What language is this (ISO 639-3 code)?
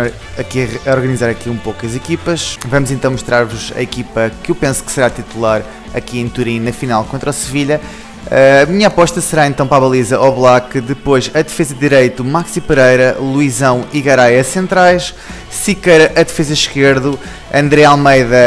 por